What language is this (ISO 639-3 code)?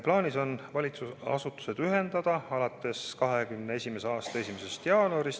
est